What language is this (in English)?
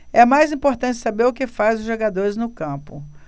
Portuguese